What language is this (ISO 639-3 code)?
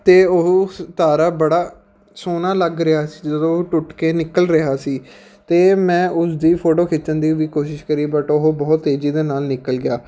pan